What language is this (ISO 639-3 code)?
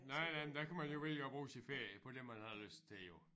dan